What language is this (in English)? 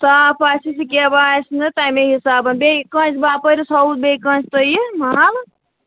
Kashmiri